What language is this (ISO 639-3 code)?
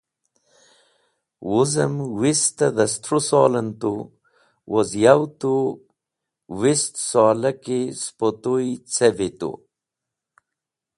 wbl